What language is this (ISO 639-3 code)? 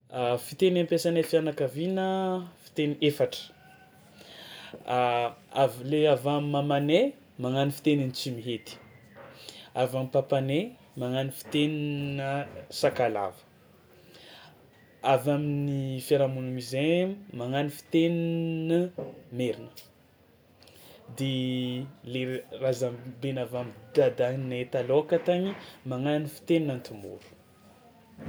xmw